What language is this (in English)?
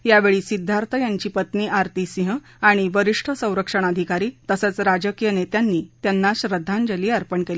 Marathi